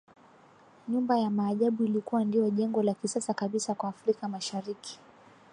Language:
Swahili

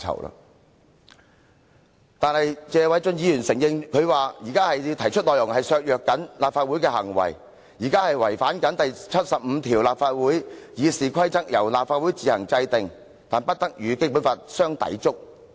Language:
Cantonese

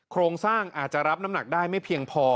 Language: Thai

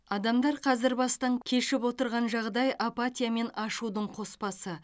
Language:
Kazakh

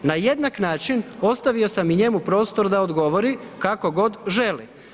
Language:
Croatian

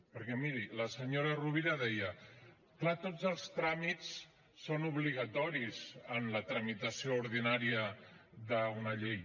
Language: Catalan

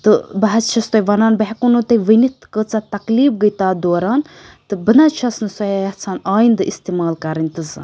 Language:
Kashmiri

